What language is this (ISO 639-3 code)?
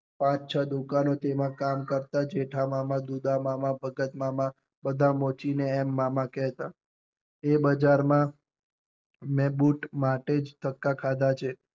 guj